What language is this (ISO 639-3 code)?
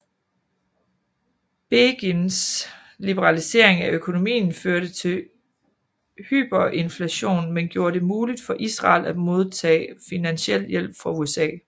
dan